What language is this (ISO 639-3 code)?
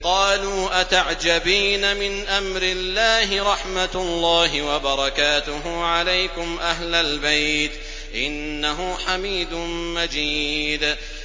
ara